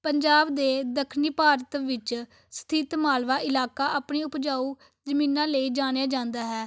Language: Punjabi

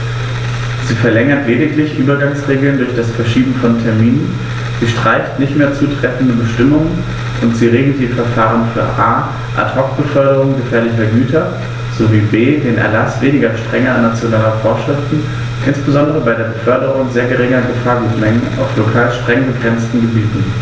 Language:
German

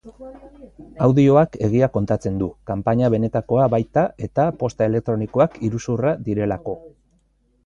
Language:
Basque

